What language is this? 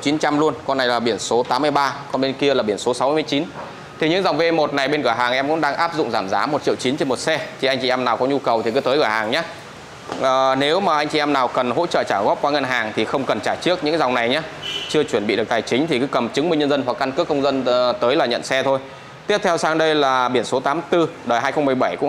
Vietnamese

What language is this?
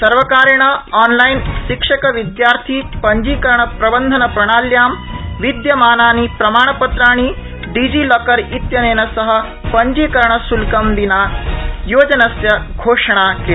Sanskrit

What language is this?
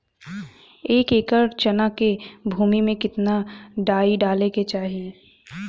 Bhojpuri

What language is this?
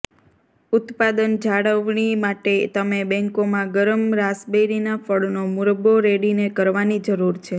Gujarati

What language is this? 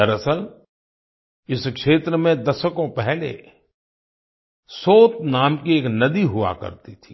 Hindi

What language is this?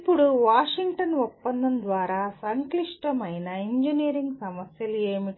Telugu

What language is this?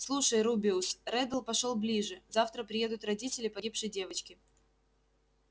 Russian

